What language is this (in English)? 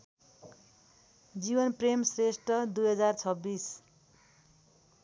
Nepali